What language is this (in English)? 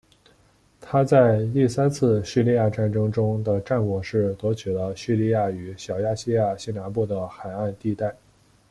Chinese